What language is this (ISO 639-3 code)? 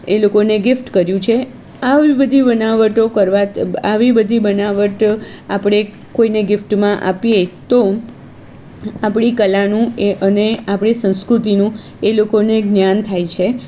guj